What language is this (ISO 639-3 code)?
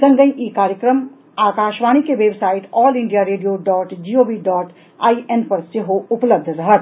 mai